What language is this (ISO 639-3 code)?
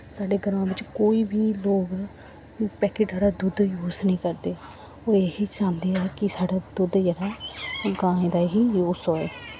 doi